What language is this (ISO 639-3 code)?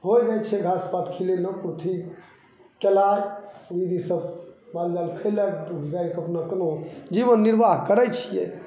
mai